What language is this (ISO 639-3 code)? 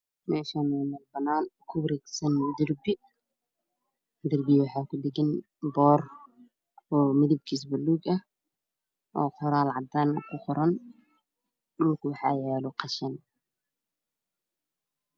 som